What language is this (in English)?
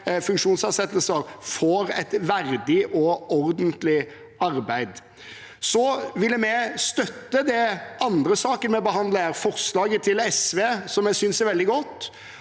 Norwegian